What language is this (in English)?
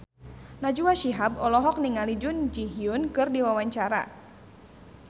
Sundanese